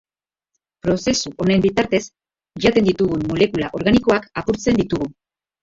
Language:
Basque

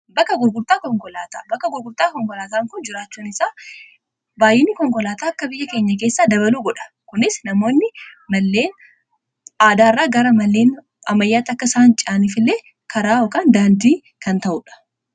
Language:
Oromo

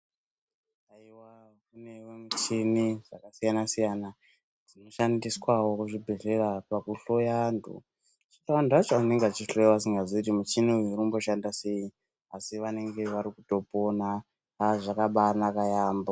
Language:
Ndau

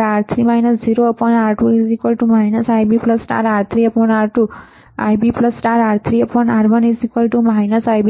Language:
Gujarati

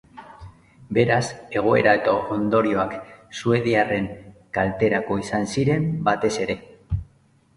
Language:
Basque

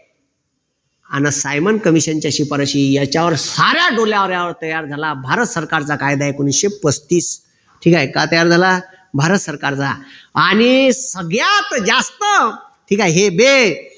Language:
Marathi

